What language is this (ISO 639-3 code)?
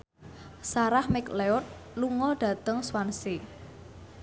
jav